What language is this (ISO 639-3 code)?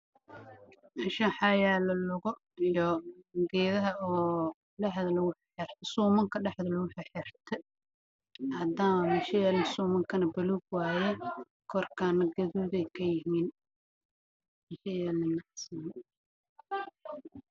som